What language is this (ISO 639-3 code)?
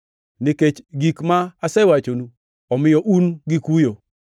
luo